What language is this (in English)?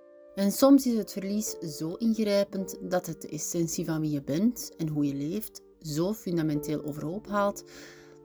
Dutch